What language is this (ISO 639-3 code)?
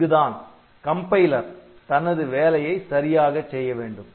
tam